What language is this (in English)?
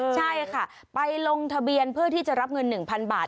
Thai